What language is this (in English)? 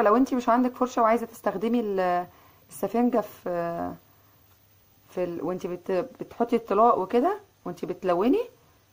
Arabic